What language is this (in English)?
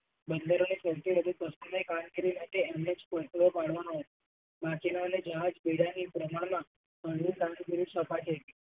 Gujarati